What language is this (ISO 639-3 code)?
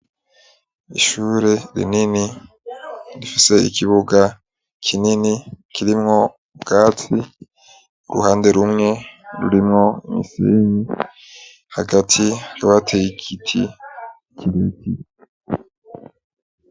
run